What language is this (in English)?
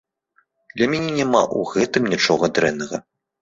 Belarusian